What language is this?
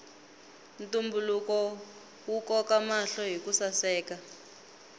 Tsonga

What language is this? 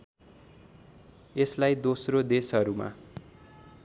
Nepali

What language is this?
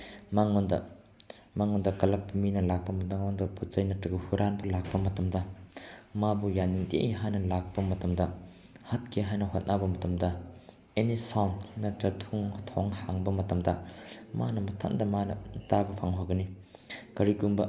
Manipuri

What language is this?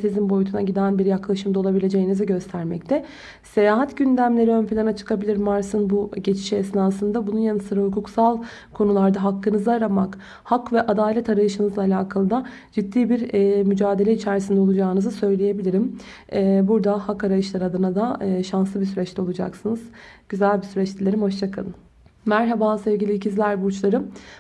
Turkish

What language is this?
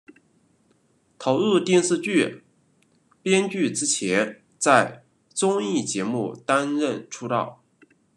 Chinese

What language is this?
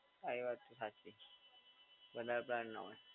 Gujarati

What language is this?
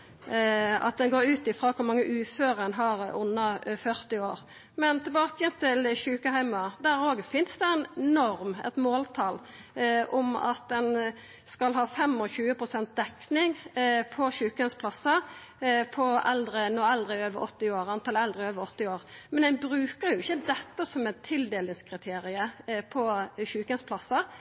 Norwegian Nynorsk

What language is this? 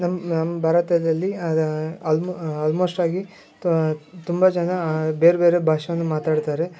Kannada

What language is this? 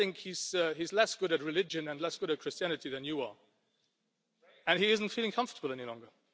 English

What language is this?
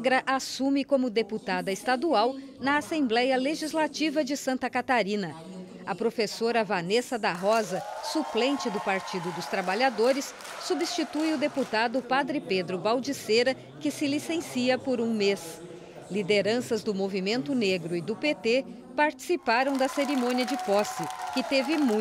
Portuguese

